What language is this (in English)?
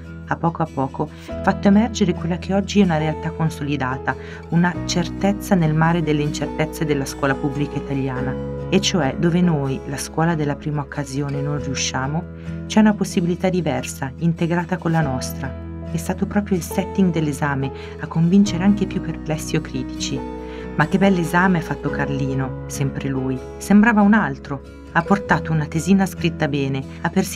Italian